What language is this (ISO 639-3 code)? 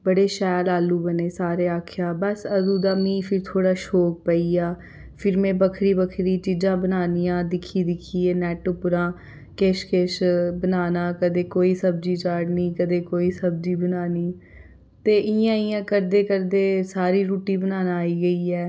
doi